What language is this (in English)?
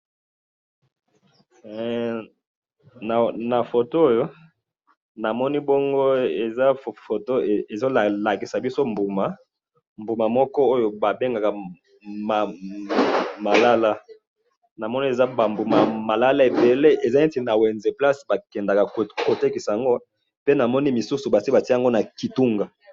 Lingala